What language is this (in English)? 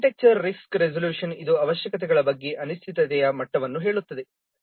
Kannada